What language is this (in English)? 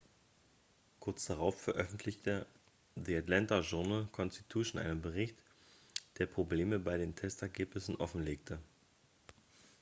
German